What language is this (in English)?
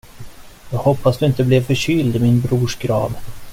Swedish